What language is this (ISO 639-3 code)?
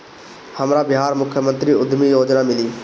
bho